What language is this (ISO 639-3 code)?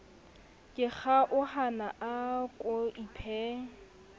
sot